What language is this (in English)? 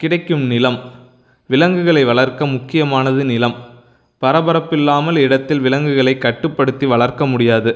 Tamil